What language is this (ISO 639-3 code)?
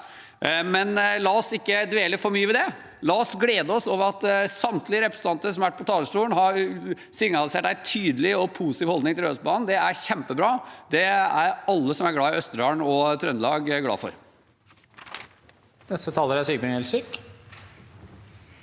nor